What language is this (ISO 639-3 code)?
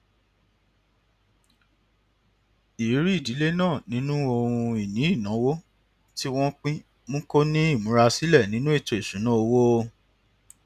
yor